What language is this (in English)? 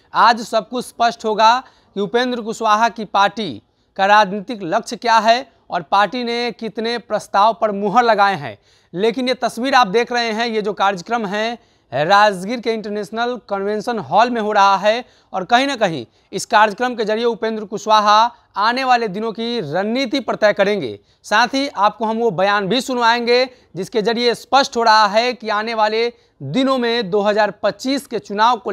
Hindi